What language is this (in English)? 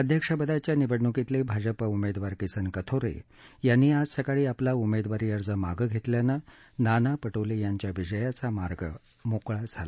Marathi